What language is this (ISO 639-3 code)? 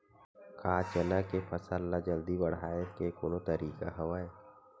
hne